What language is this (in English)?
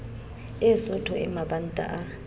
Southern Sotho